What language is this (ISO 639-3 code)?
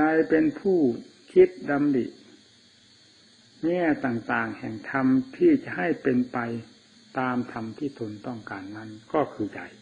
tha